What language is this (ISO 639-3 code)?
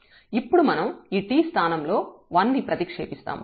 tel